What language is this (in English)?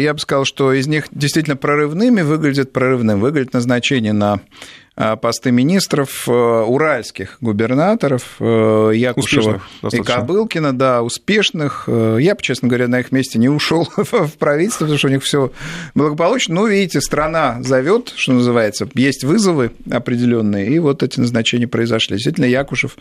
Russian